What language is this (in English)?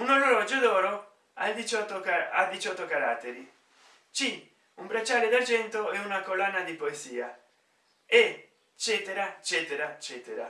Italian